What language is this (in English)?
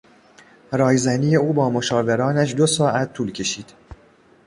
Persian